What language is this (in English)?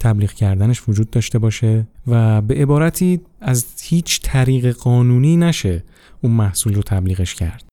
Persian